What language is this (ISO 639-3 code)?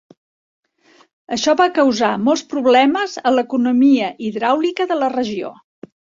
cat